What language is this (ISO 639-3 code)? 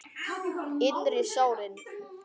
isl